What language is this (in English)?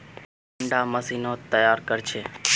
Magahi